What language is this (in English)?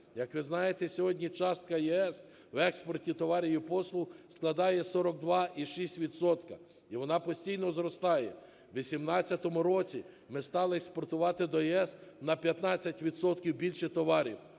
Ukrainian